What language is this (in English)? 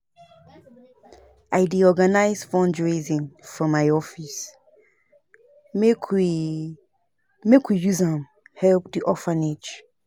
Nigerian Pidgin